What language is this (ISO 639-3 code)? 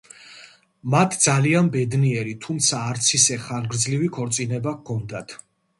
kat